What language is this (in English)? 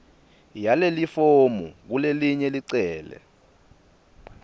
Swati